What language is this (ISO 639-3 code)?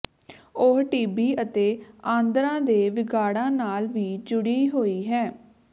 pan